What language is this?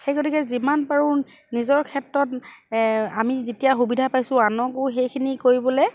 Assamese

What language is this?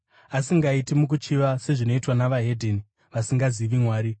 Shona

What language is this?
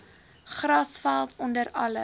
Afrikaans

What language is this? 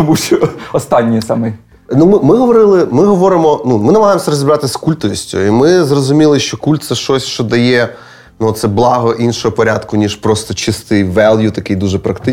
Ukrainian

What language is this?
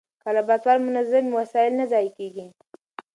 Pashto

